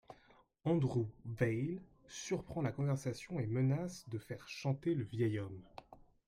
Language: French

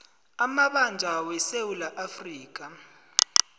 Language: South Ndebele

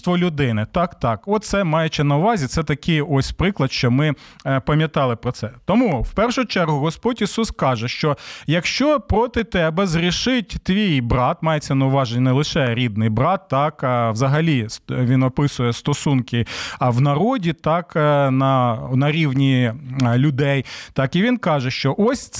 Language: Ukrainian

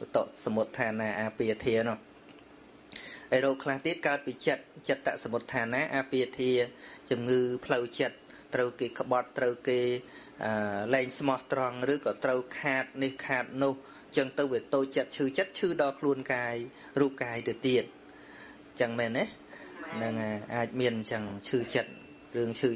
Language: Vietnamese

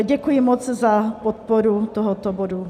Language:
Czech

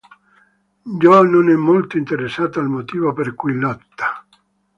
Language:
Italian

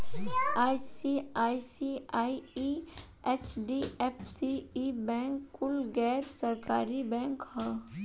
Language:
Bhojpuri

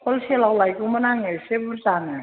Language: Bodo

